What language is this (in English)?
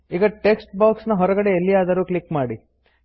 Kannada